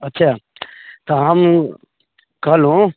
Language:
Maithili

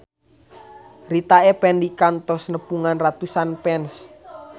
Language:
Sundanese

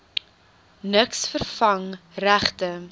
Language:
Afrikaans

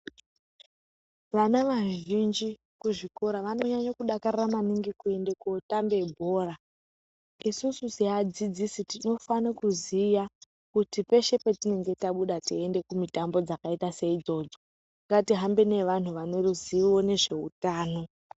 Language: Ndau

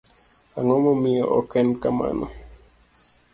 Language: Luo (Kenya and Tanzania)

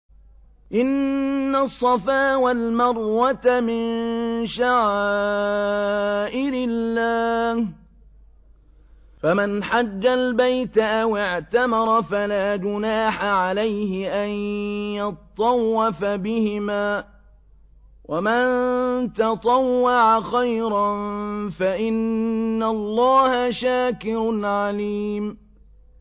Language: Arabic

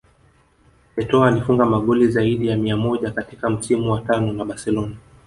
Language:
Swahili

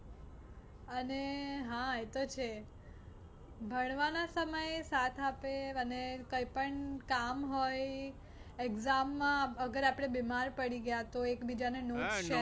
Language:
Gujarati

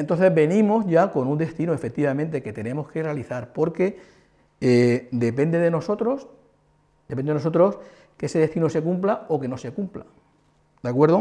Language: Spanish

